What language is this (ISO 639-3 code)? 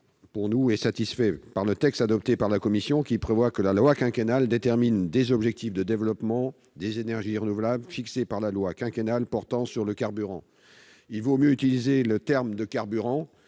fra